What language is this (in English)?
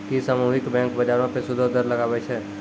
Maithili